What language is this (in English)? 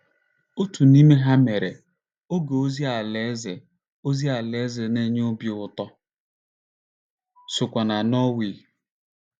Igbo